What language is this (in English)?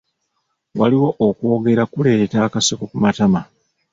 Ganda